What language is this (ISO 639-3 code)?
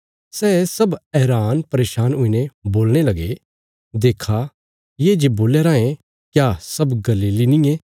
kfs